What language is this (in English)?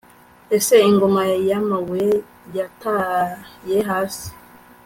Kinyarwanda